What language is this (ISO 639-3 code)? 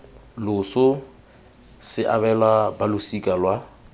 tsn